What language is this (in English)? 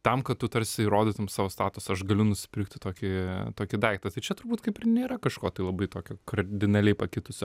Lithuanian